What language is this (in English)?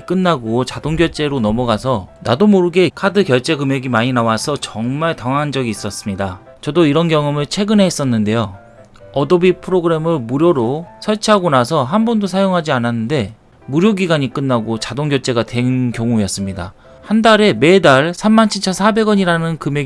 Korean